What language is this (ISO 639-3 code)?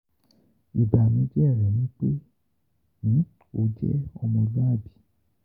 yor